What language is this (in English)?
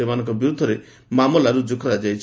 Odia